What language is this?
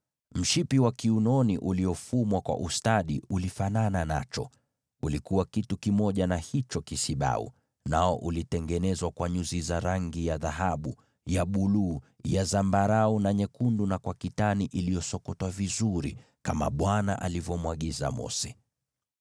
Swahili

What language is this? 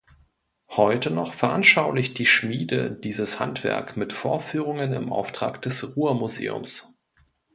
German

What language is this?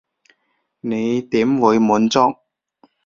Cantonese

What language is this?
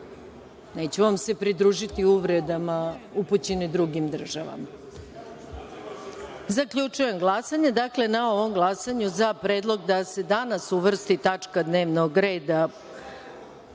Serbian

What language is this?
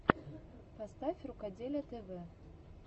Russian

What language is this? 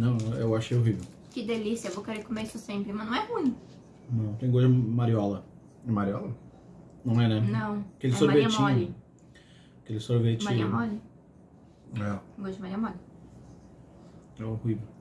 Portuguese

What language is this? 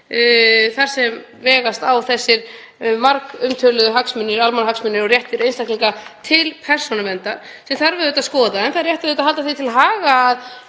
Icelandic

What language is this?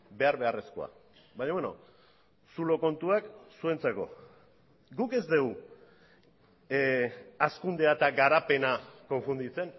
Basque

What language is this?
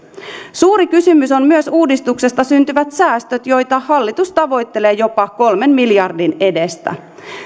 Finnish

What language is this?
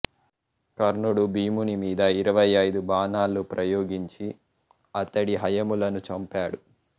Telugu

